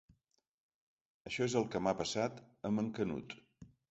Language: Catalan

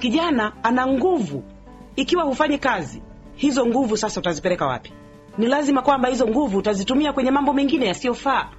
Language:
Swahili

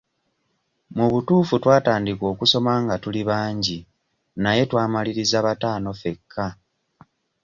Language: Ganda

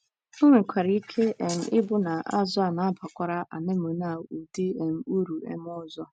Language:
Igbo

